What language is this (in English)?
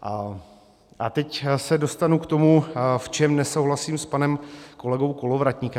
Czech